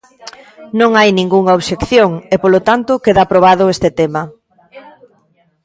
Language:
Galician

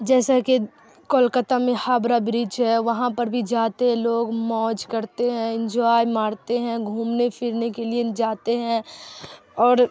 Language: Urdu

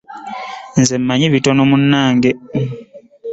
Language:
Ganda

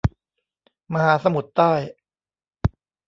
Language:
Thai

